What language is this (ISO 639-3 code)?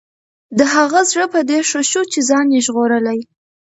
pus